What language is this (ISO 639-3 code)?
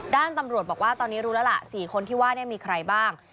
tha